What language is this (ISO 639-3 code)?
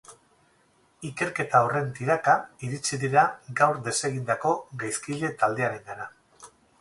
eus